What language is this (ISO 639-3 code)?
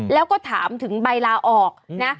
tha